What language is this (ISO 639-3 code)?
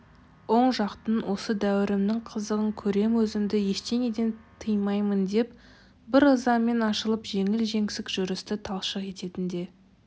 kaz